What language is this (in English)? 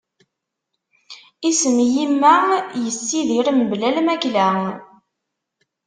Kabyle